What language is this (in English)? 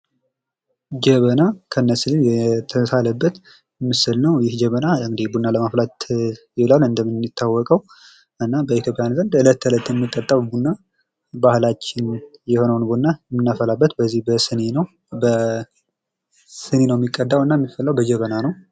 Amharic